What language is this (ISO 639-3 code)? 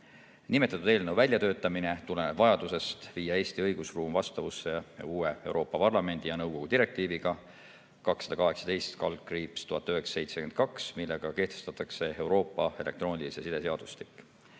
est